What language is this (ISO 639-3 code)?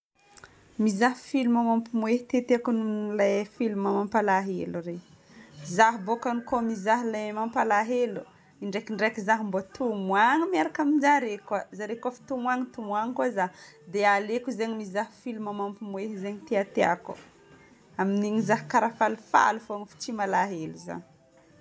bmm